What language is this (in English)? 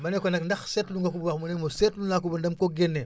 Wolof